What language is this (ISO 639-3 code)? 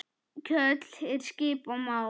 isl